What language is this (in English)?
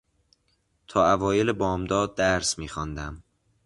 Persian